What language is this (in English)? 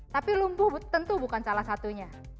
Indonesian